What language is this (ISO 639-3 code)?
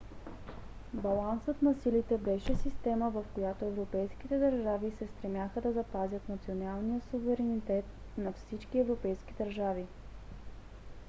bul